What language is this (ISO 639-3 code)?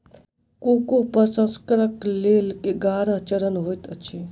mai